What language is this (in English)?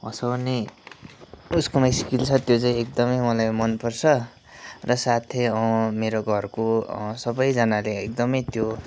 Nepali